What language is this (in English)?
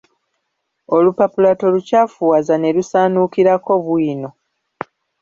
Ganda